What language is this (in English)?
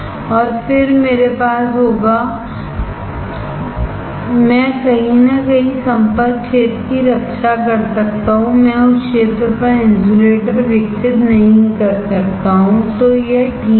Hindi